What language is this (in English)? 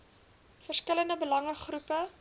Afrikaans